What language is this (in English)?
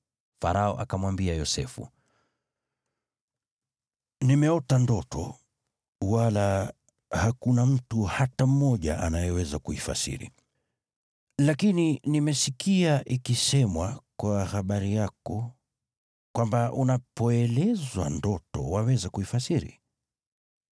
Swahili